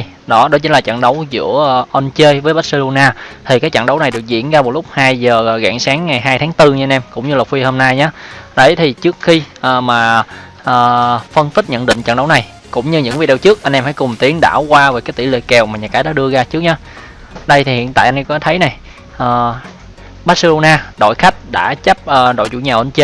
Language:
Vietnamese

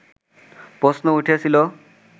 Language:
Bangla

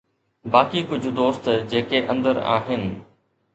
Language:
Sindhi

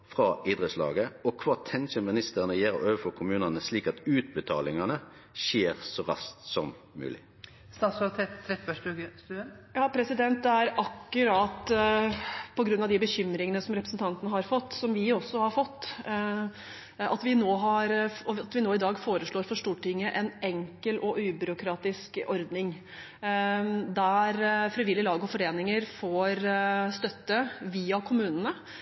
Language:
Norwegian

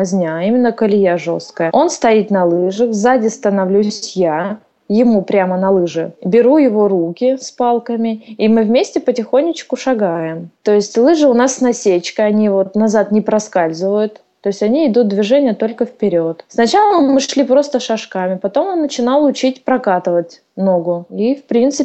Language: Russian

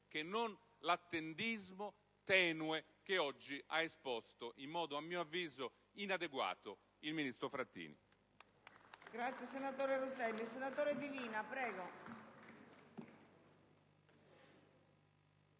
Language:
Italian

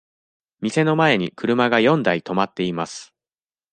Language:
Japanese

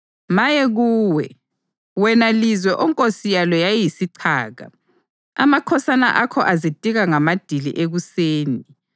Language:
North Ndebele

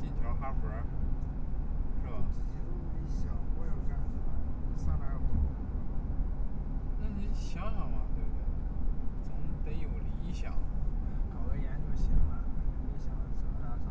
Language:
Chinese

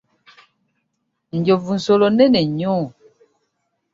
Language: Ganda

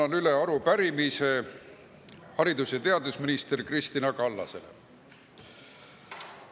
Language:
Estonian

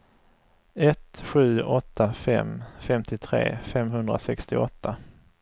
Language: Swedish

